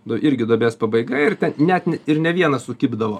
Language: Lithuanian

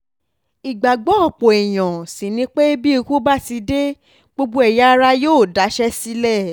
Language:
Yoruba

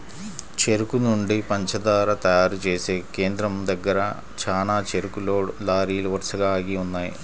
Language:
Telugu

